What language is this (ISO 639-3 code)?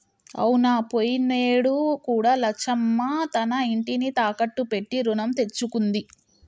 tel